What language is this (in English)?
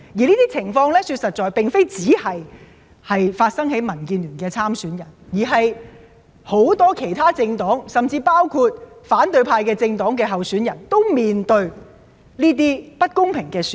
Cantonese